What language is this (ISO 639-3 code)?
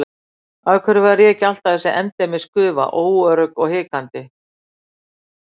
isl